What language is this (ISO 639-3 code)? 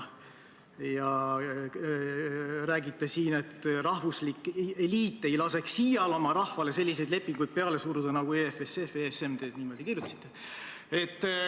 est